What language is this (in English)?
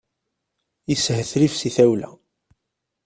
Kabyle